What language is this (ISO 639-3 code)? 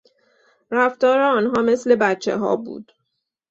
fas